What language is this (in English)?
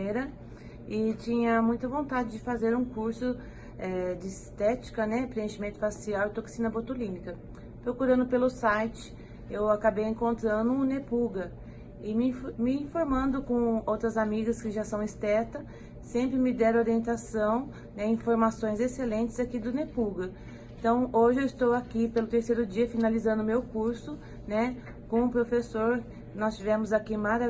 Portuguese